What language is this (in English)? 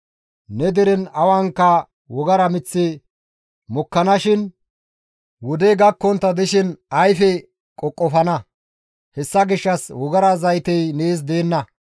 Gamo